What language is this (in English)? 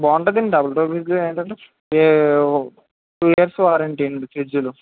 Telugu